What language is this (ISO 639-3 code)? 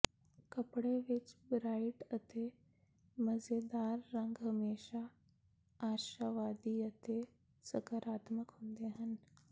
pan